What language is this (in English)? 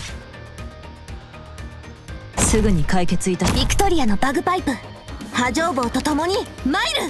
Japanese